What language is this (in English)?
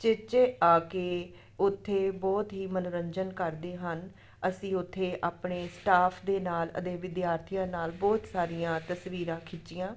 Punjabi